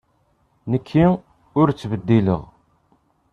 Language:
Kabyle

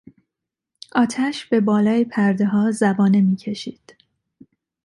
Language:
Persian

